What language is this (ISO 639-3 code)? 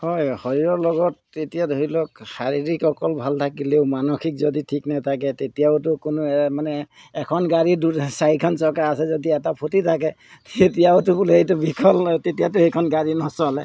asm